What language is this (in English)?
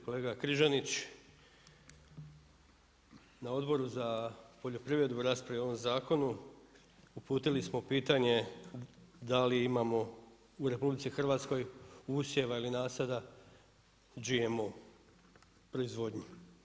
Croatian